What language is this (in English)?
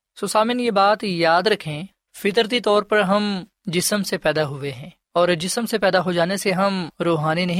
Urdu